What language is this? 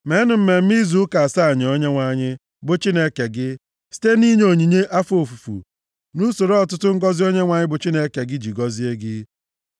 Igbo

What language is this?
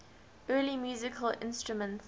English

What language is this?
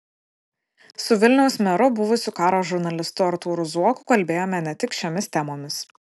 Lithuanian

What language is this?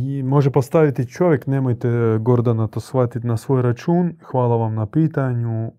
Croatian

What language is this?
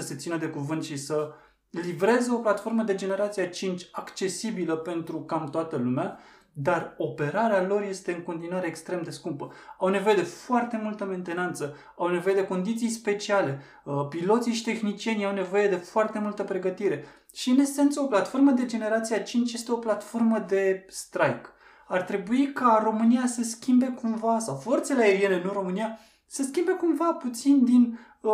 Romanian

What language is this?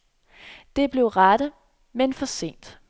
Danish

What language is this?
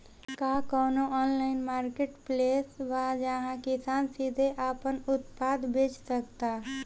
Bhojpuri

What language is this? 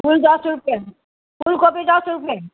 Nepali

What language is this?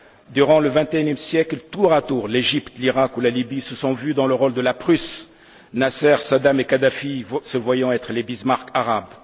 French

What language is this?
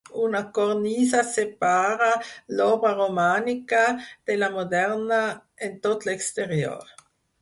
Catalan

